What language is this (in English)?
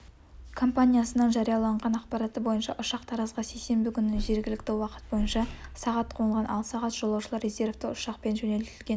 Kazakh